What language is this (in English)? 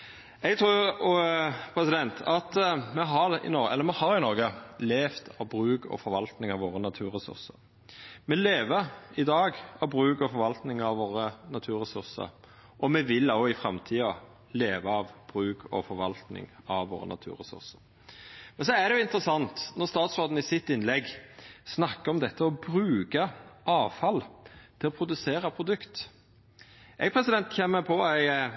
Norwegian Nynorsk